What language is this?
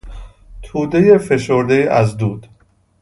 Persian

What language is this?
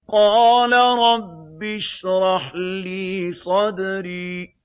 Arabic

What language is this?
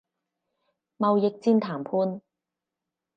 Cantonese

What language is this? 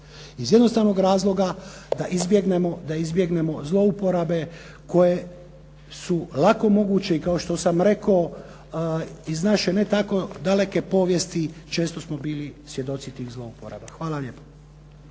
Croatian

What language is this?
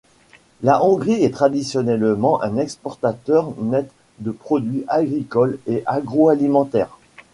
French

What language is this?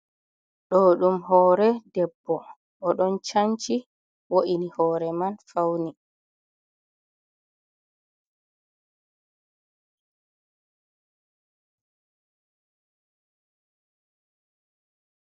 Fula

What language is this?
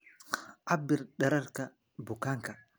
Somali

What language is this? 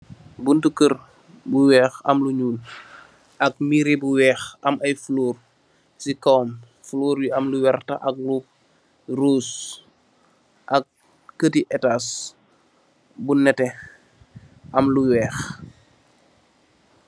Wolof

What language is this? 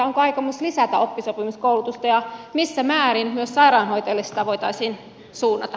Finnish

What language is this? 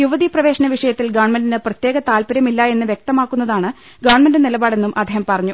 Malayalam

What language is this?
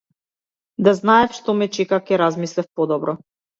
Macedonian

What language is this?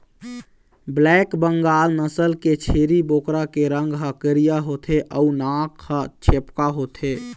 Chhattisgarhi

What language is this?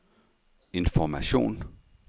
Danish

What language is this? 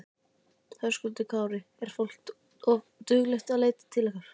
Icelandic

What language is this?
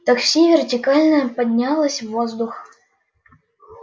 Russian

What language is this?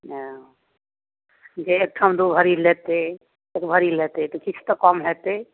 Maithili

